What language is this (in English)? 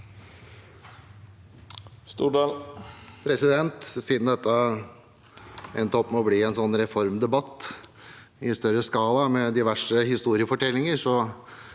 Norwegian